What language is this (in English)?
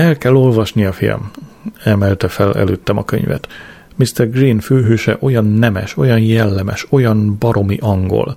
Hungarian